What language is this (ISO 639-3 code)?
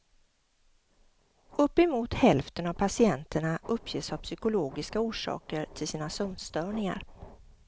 swe